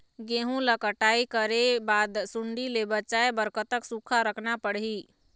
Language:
Chhattisgarhi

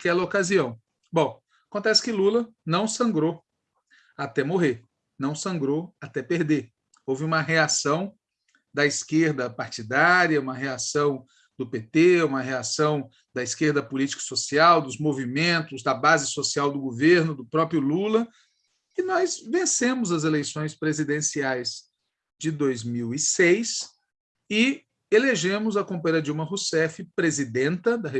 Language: Portuguese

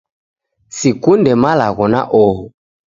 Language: Taita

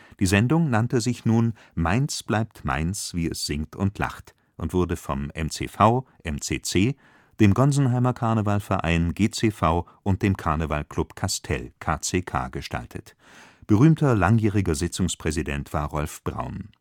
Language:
German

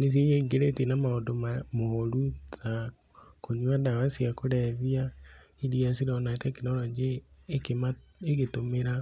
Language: Kikuyu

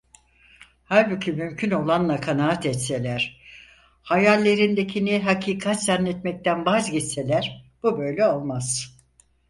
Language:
Turkish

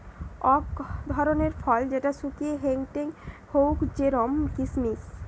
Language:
Bangla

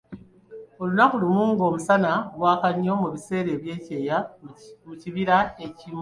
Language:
Ganda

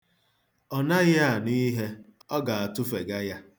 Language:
Igbo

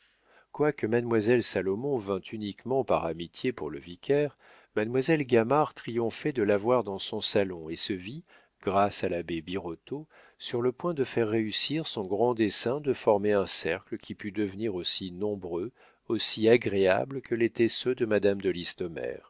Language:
French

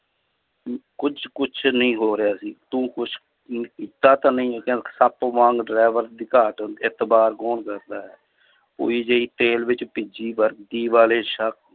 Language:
Punjabi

